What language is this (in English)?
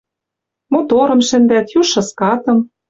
Western Mari